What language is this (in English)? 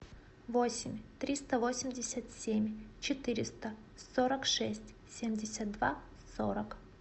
Russian